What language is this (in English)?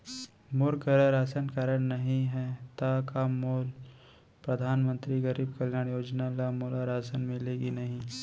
Chhattisgarhi